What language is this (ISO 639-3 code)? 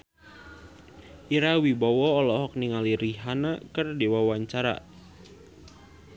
sun